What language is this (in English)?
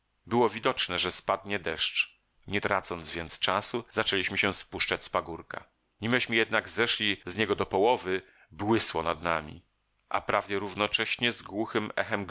Polish